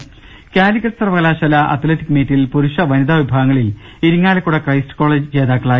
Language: Malayalam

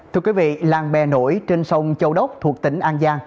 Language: Vietnamese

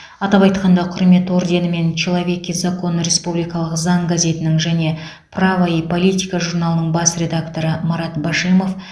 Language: Kazakh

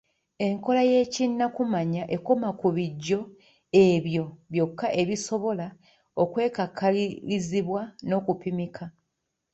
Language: Ganda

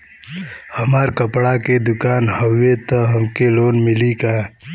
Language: Bhojpuri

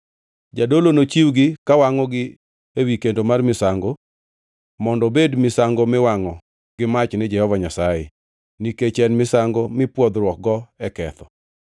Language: Luo (Kenya and Tanzania)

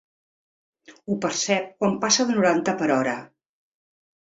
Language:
Catalan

